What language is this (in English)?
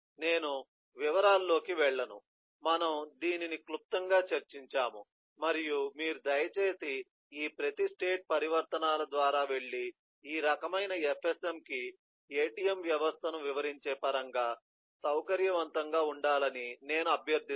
Telugu